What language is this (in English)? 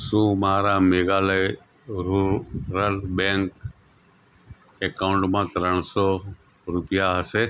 Gujarati